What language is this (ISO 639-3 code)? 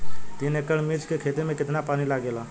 bho